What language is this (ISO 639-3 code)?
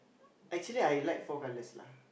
eng